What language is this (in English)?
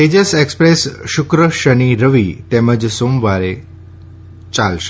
Gujarati